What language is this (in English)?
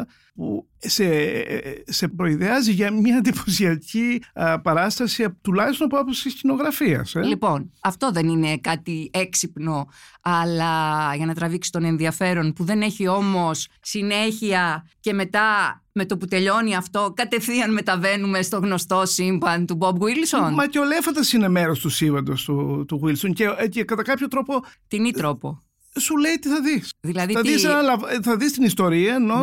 Greek